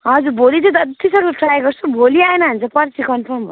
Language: Nepali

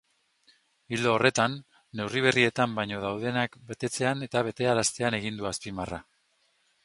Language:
Basque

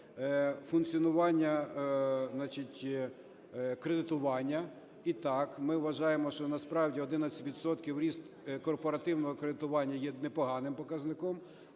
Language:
Ukrainian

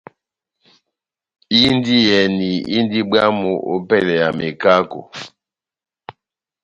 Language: Batanga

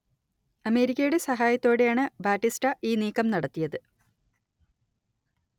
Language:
Malayalam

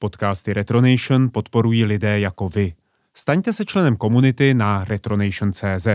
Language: Czech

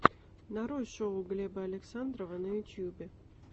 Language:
Russian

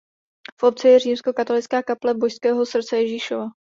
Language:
Czech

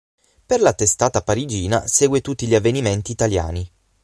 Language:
Italian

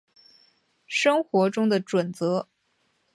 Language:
Chinese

